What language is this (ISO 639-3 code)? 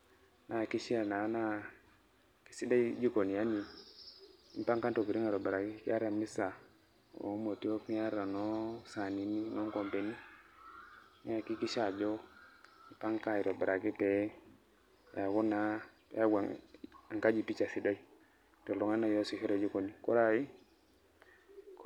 mas